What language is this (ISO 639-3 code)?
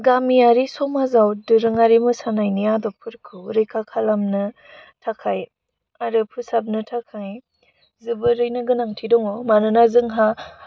brx